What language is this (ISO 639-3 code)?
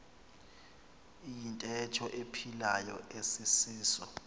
xho